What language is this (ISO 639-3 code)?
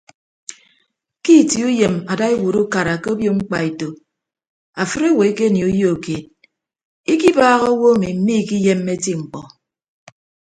ibb